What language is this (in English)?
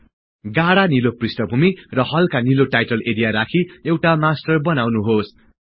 Nepali